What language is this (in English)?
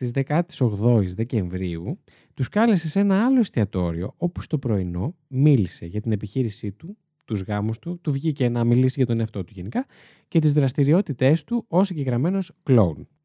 Greek